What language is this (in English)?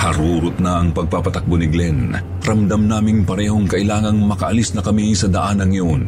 Filipino